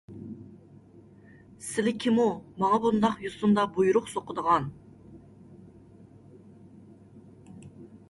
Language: Uyghur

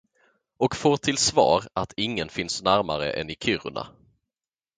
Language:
Swedish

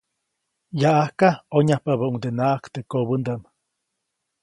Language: Copainalá Zoque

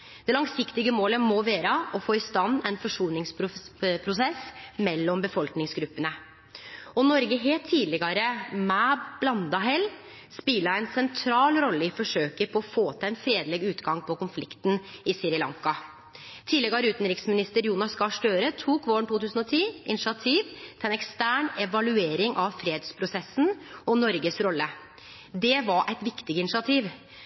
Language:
Norwegian Nynorsk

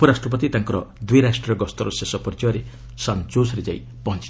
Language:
Odia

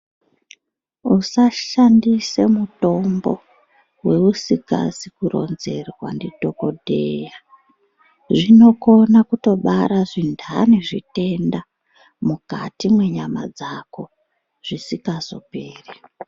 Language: Ndau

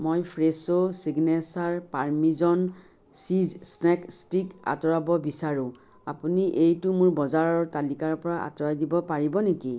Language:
Assamese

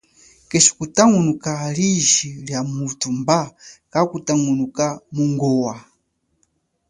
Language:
Chokwe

